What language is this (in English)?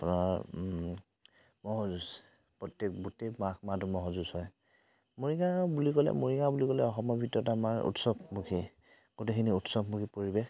Assamese